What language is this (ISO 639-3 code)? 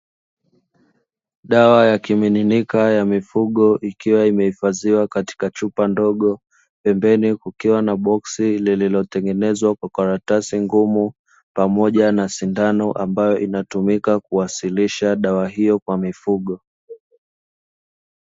swa